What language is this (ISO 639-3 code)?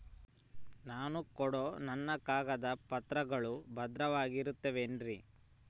kan